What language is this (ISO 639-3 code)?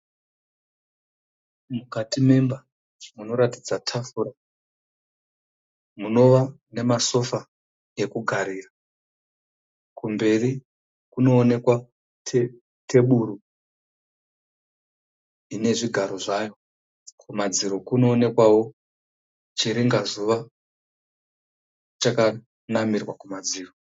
sna